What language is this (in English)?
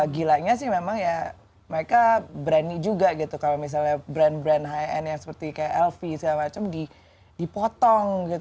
Indonesian